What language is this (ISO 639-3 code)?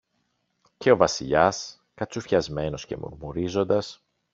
ell